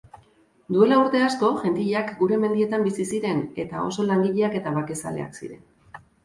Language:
Basque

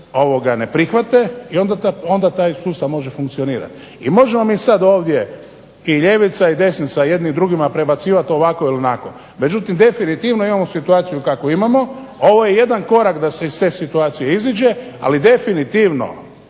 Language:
Croatian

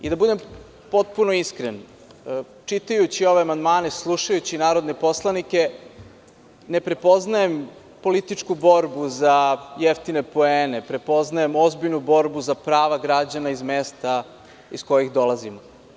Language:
Serbian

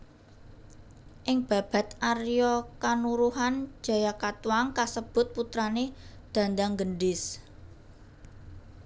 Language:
Javanese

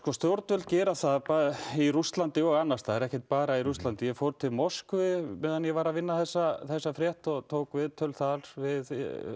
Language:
Icelandic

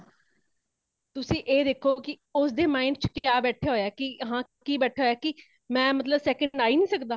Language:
Punjabi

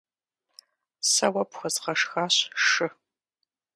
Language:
Kabardian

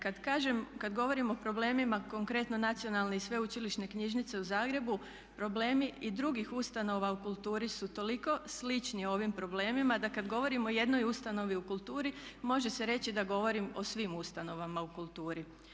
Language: Croatian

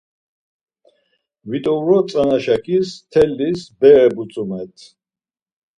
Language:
Laz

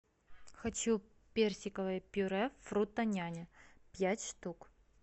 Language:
Russian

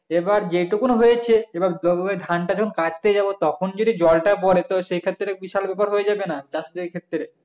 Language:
Bangla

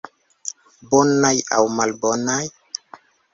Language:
Esperanto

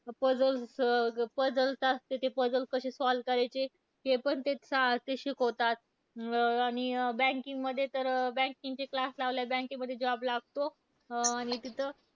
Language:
Marathi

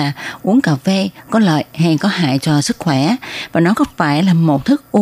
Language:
Vietnamese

